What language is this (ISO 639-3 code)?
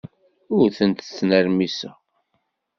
kab